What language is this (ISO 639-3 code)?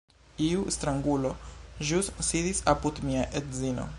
epo